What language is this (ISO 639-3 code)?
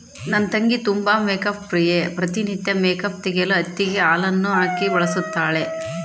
kan